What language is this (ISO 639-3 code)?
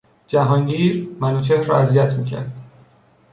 fas